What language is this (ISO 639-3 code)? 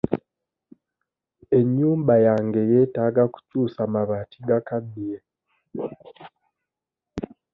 lug